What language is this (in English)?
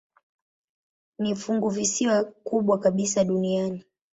Swahili